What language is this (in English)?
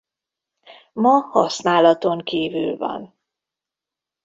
Hungarian